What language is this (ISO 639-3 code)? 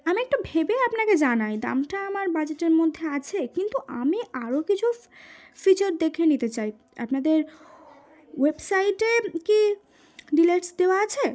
ben